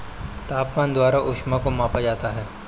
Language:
Hindi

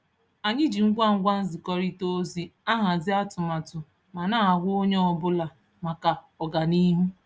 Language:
Igbo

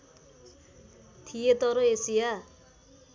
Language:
Nepali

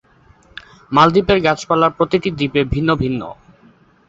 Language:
Bangla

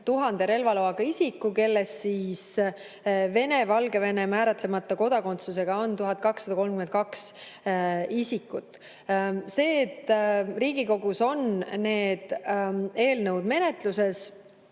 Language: Estonian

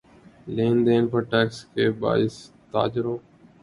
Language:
Urdu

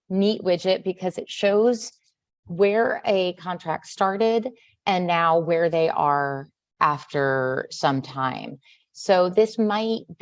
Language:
English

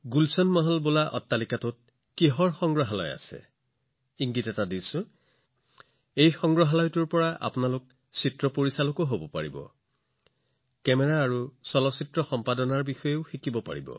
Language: Assamese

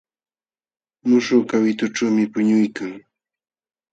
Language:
Jauja Wanca Quechua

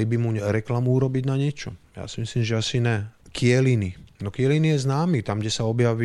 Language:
Slovak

